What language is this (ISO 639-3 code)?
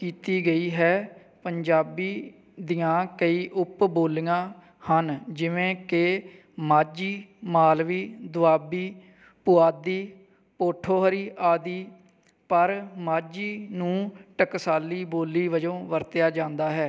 pan